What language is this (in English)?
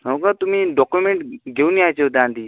Marathi